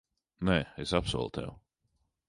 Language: Latvian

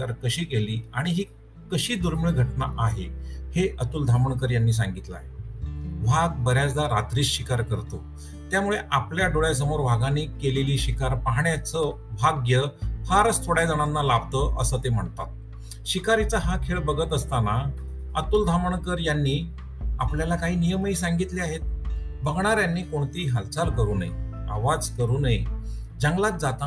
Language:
Marathi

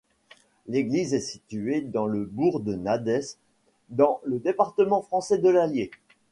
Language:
French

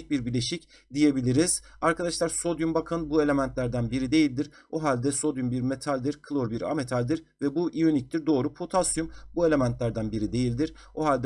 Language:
Turkish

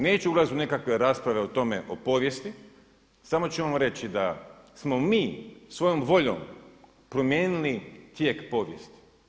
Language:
Croatian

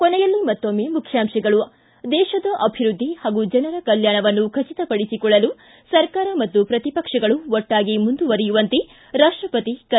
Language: Kannada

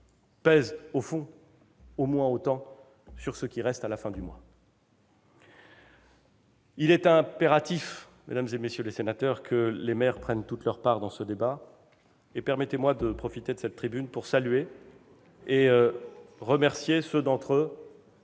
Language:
French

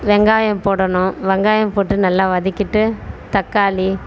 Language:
Tamil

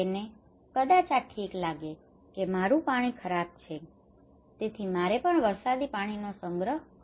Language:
Gujarati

